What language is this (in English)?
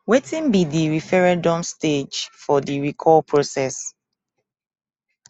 Nigerian Pidgin